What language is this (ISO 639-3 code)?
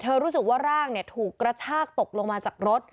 tha